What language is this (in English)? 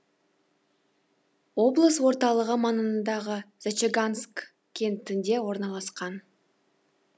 Kazakh